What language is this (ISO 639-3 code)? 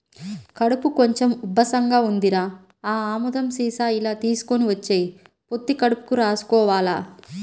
tel